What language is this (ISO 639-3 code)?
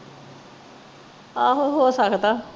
pan